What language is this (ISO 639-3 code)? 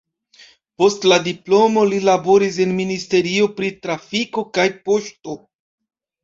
epo